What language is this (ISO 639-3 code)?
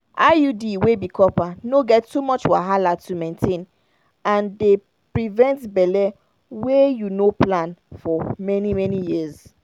pcm